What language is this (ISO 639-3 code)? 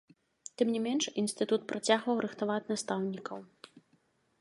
bel